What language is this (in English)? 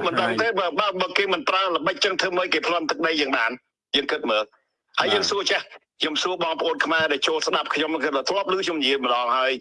Vietnamese